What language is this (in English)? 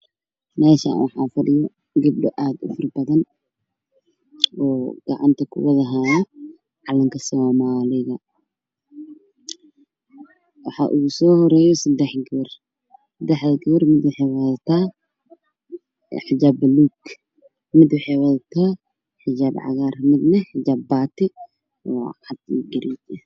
Somali